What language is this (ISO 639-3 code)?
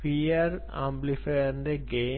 mal